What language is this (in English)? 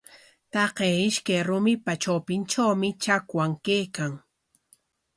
Corongo Ancash Quechua